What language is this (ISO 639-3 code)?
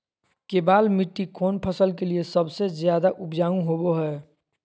mag